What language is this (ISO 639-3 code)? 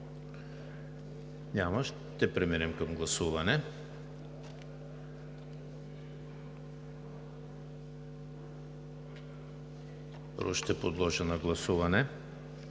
bul